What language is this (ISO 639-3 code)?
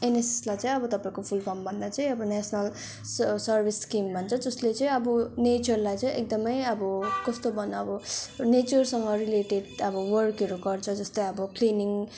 nep